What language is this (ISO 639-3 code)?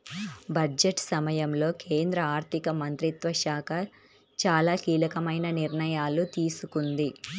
tel